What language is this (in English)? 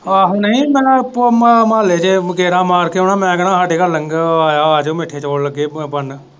Punjabi